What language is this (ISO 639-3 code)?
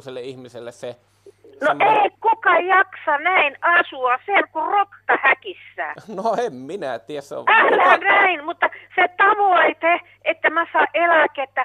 fin